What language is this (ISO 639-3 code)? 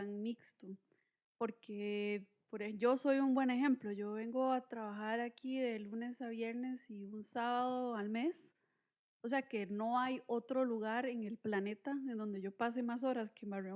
spa